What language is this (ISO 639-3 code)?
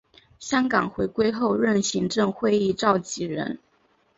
zho